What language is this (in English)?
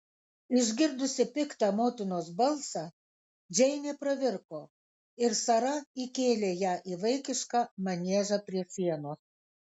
Lithuanian